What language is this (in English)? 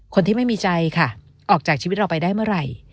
Thai